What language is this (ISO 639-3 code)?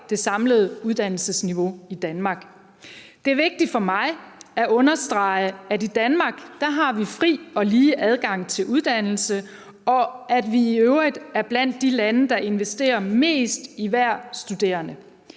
dan